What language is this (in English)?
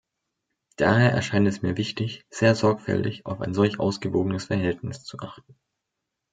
German